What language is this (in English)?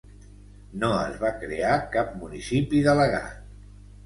Catalan